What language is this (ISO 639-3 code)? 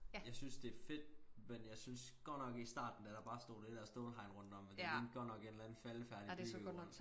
dan